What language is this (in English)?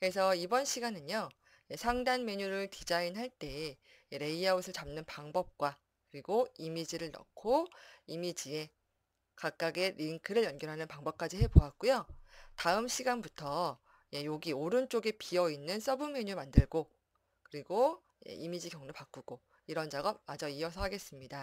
Korean